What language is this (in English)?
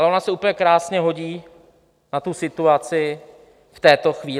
Czech